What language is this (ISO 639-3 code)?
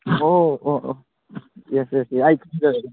mni